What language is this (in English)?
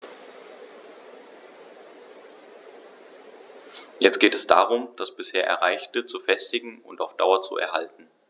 German